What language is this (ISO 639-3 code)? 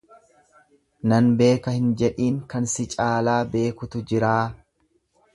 orm